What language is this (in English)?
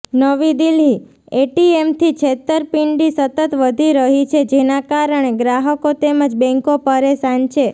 Gujarati